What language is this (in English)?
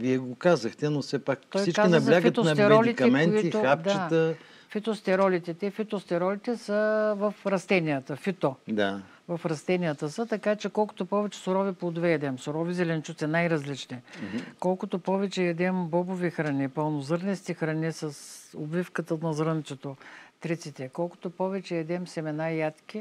Bulgarian